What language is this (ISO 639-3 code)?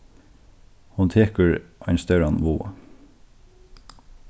fao